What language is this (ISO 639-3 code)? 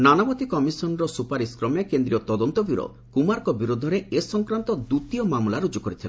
ori